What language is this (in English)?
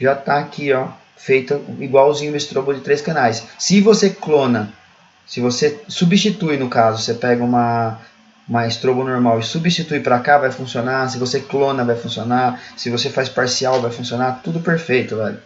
Portuguese